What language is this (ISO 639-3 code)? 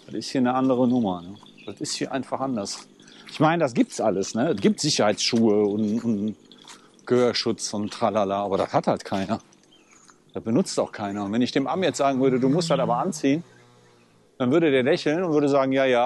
deu